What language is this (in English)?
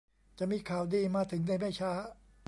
Thai